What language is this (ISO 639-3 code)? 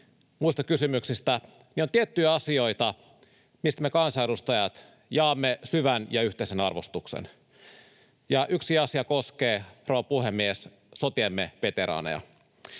fin